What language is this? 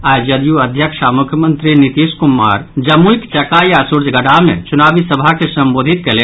Maithili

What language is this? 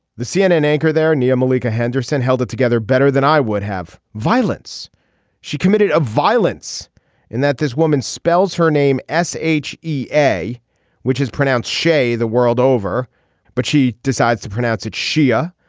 English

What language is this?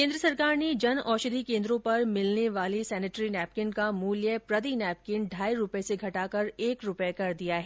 Hindi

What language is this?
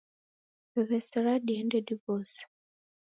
Taita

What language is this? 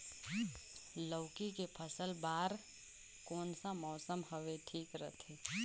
Chhattisgarhi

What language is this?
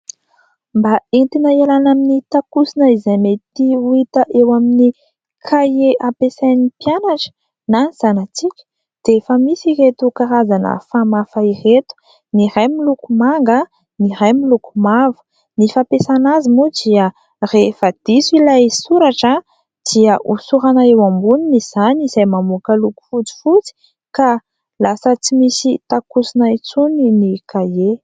Malagasy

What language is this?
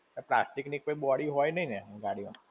Gujarati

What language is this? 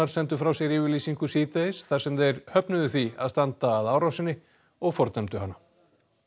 Icelandic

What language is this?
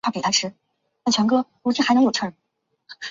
Chinese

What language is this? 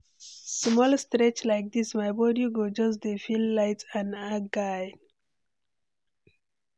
Nigerian Pidgin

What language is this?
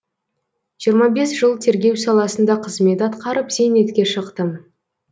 Kazakh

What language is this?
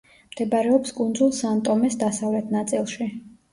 Georgian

